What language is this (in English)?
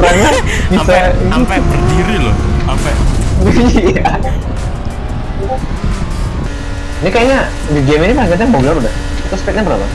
Indonesian